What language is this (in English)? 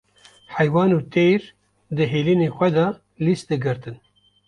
Kurdish